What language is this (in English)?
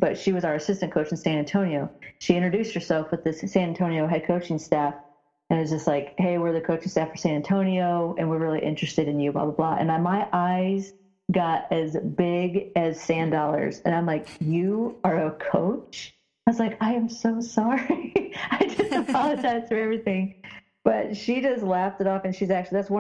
English